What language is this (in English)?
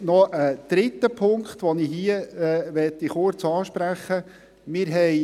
Swiss German